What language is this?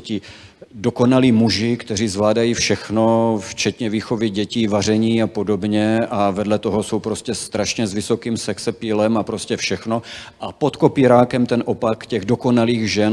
Czech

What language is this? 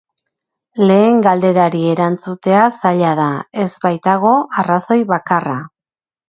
Basque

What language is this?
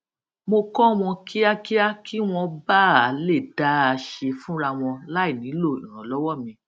Yoruba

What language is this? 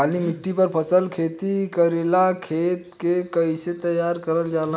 Bhojpuri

